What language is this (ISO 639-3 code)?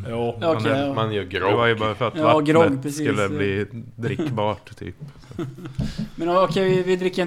swe